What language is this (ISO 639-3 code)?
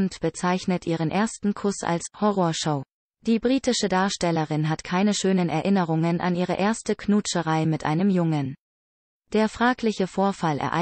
deu